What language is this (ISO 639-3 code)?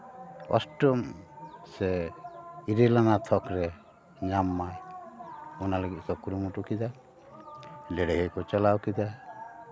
sat